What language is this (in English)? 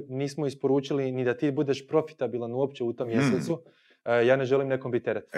Croatian